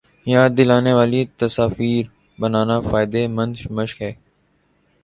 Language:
Urdu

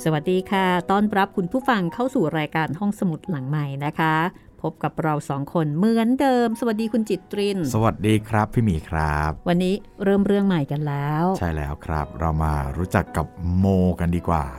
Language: Thai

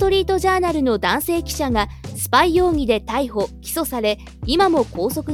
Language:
Japanese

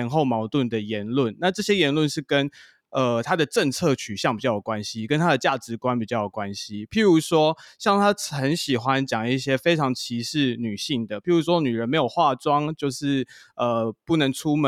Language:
Chinese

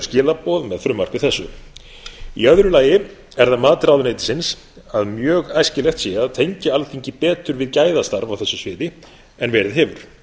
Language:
Icelandic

